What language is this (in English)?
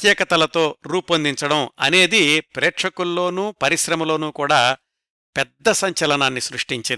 Telugu